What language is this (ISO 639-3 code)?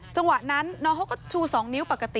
tha